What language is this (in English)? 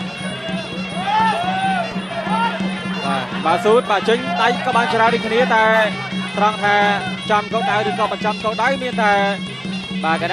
Thai